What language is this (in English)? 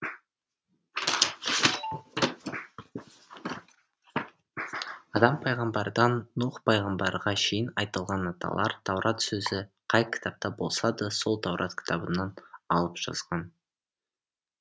Kazakh